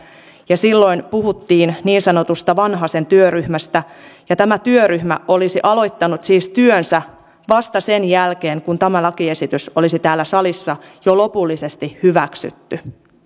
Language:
Finnish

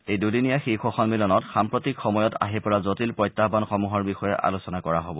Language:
Assamese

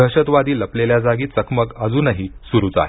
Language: Marathi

